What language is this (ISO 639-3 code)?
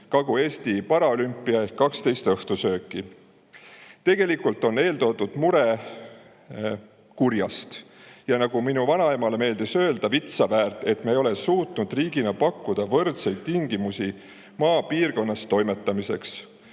est